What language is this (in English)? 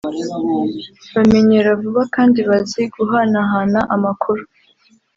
Kinyarwanda